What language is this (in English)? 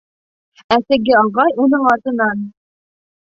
Bashkir